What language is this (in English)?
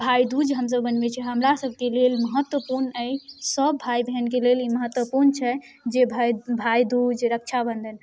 Maithili